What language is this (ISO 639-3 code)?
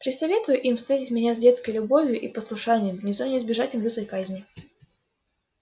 rus